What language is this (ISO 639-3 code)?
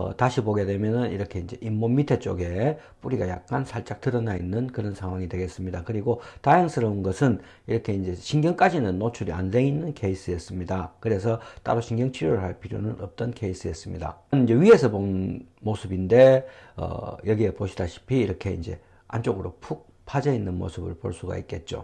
kor